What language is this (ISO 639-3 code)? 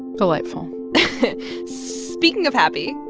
eng